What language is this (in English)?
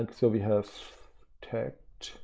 English